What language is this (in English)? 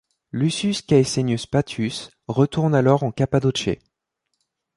French